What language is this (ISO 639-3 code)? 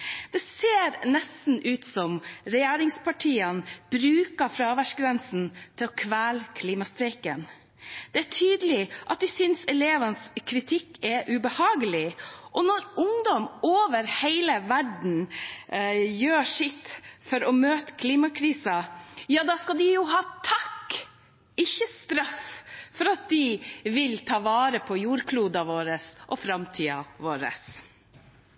nob